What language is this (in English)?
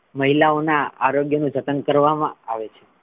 Gujarati